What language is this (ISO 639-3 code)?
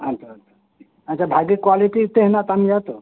sat